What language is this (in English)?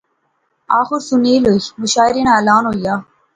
Pahari-Potwari